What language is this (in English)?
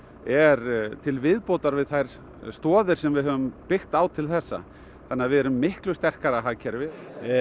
Icelandic